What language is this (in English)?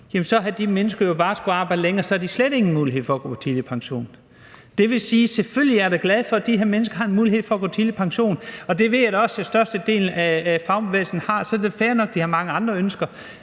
Danish